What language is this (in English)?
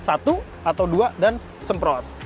Indonesian